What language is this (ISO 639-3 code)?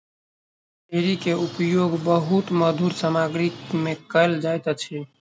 mai